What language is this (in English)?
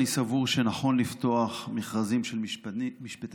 Hebrew